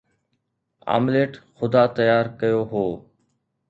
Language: Sindhi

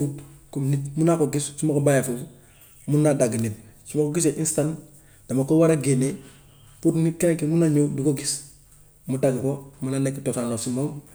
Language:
Gambian Wolof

